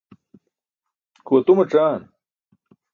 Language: Burushaski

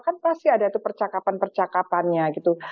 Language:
Indonesian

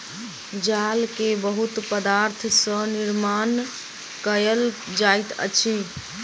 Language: Maithili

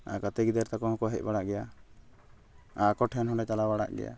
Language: Santali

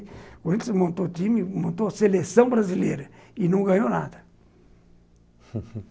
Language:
Portuguese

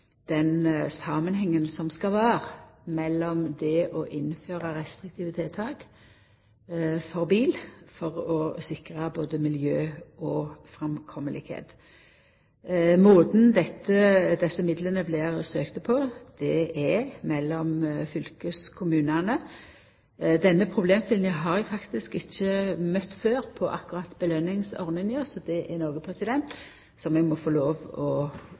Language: Norwegian Nynorsk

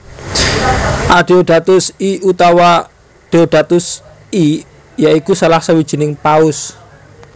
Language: Javanese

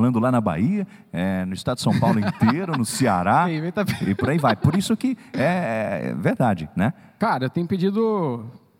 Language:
Portuguese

